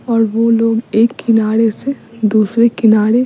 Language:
Hindi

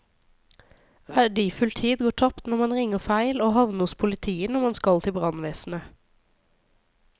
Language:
Norwegian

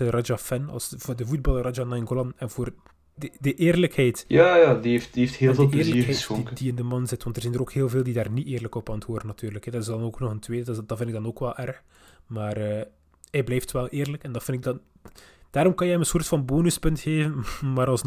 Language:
Dutch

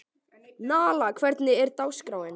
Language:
Icelandic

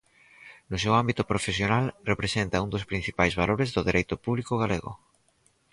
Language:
Galician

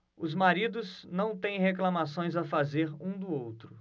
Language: Portuguese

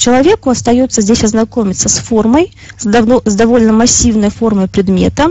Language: Russian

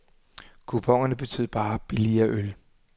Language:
Danish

